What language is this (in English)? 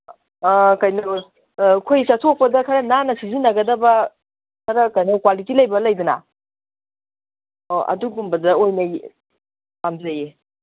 Manipuri